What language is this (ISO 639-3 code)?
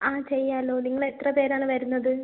mal